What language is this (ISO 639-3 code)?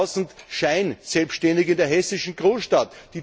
deu